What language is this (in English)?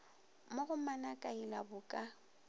Northern Sotho